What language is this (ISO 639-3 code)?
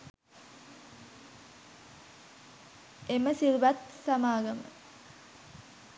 sin